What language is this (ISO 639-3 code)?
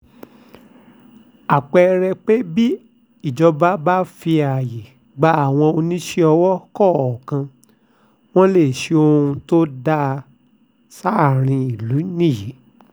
yor